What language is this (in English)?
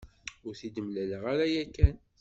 Kabyle